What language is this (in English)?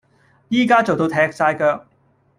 Cantonese